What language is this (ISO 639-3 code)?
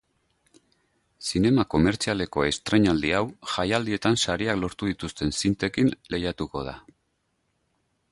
eus